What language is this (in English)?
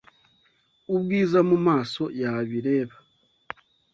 Kinyarwanda